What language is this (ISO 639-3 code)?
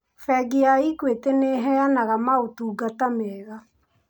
kik